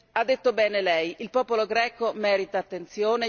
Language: Italian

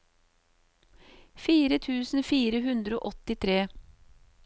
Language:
Norwegian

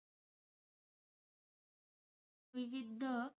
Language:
Marathi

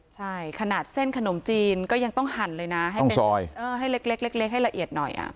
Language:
Thai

